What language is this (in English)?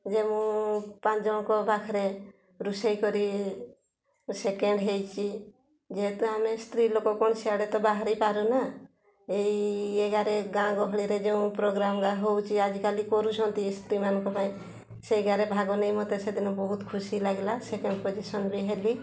Odia